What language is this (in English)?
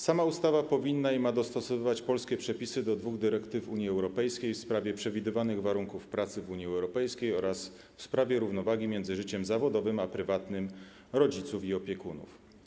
Polish